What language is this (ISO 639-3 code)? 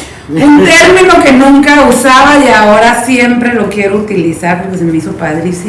spa